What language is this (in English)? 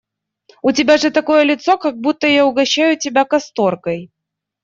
Russian